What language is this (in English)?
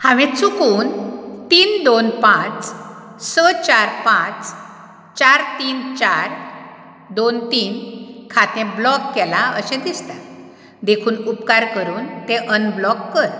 Konkani